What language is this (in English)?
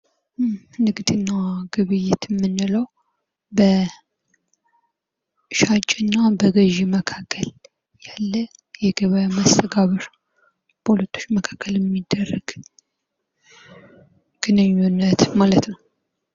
Amharic